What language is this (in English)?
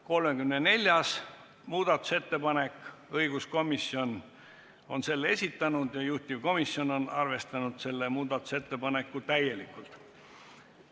Estonian